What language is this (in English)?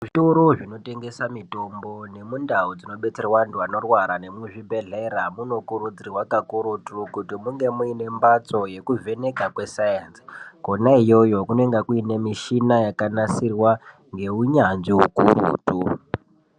Ndau